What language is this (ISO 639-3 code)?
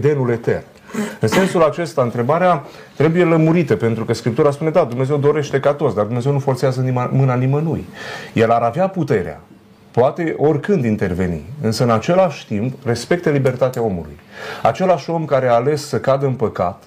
ron